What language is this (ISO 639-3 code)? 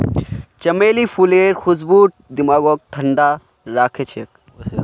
mag